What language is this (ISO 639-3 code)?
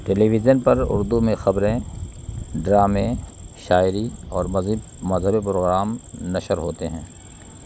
urd